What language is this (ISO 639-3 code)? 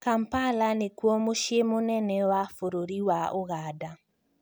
kik